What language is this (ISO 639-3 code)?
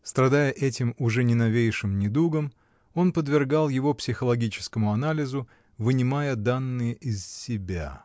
rus